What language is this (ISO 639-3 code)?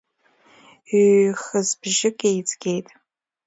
abk